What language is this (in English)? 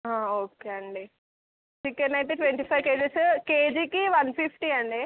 Telugu